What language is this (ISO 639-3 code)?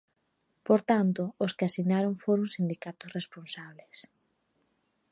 glg